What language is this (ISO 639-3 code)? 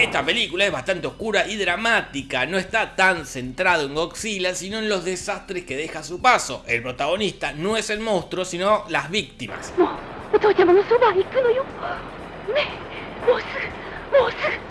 spa